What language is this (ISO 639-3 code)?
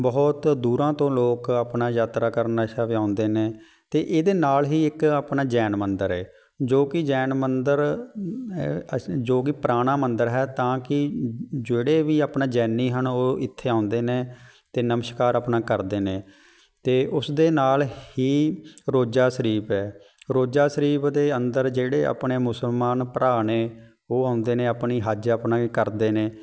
pan